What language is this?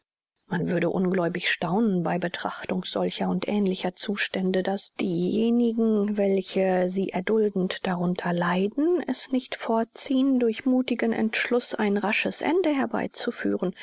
German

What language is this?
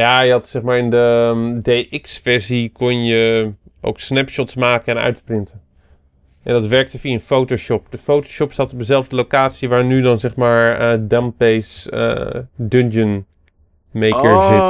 Dutch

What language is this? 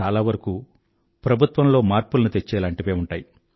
Telugu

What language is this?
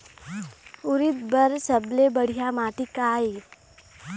Chhattisgarhi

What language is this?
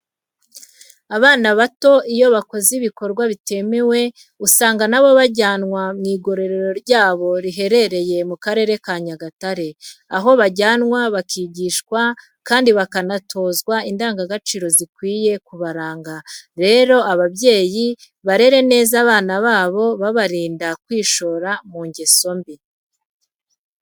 Kinyarwanda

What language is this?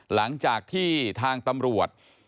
Thai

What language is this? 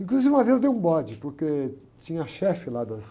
Portuguese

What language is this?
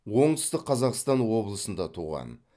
Kazakh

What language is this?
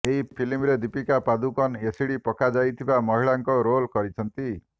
Odia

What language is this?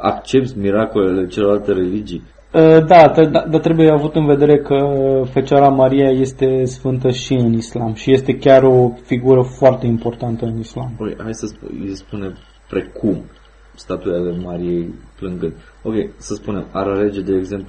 Romanian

